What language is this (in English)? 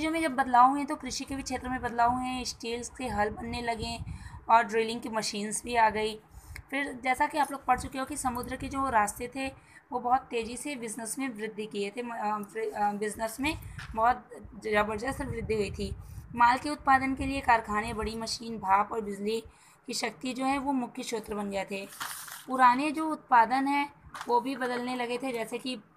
Hindi